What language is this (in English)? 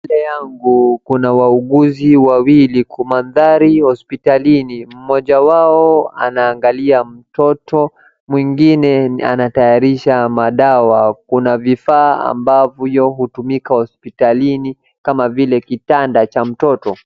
Swahili